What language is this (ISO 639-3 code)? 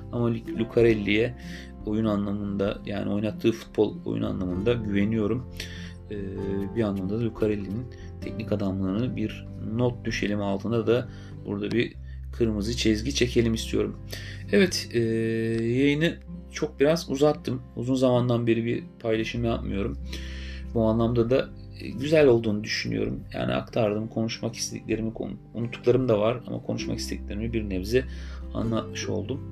tur